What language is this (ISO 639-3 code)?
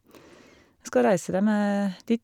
nor